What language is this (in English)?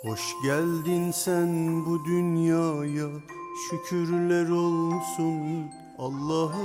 Turkish